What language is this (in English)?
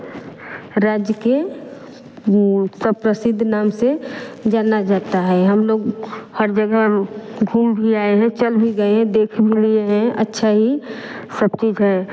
Hindi